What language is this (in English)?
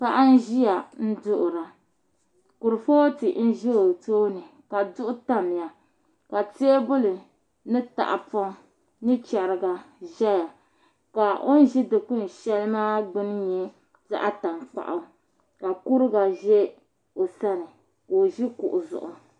Dagbani